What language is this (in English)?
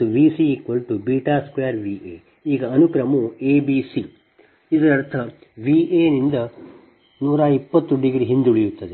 Kannada